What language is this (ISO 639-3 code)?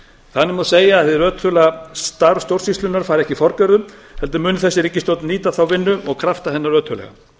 isl